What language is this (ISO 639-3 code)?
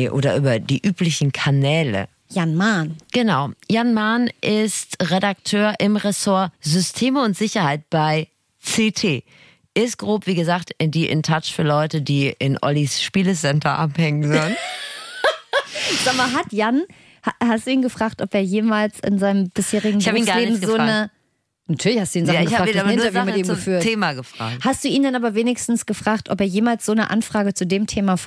deu